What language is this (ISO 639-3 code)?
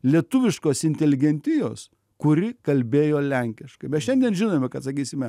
lit